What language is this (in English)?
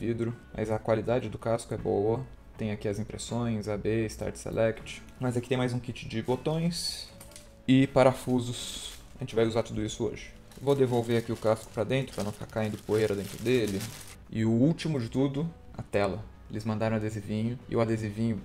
Portuguese